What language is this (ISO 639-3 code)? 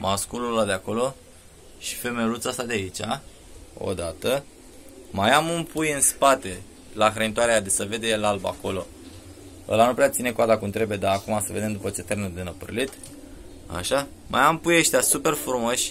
ron